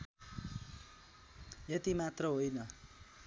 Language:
Nepali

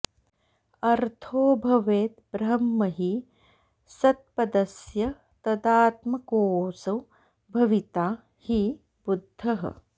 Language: Sanskrit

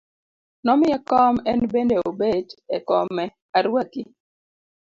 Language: Luo (Kenya and Tanzania)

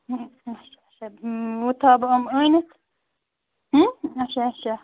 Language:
Kashmiri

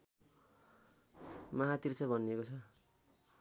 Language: Nepali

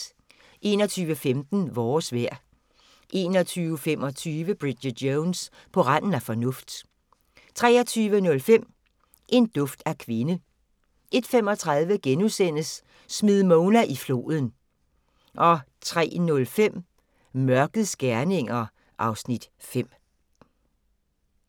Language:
Danish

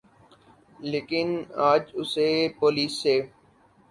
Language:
Urdu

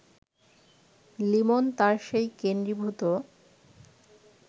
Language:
Bangla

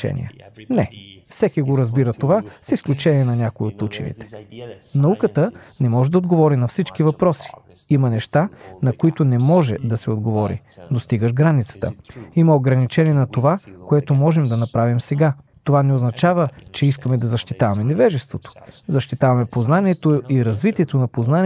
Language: Bulgarian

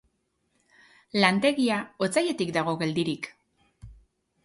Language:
Basque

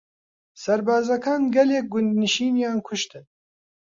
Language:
Central Kurdish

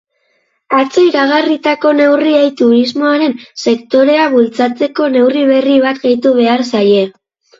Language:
Basque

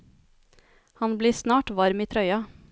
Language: Norwegian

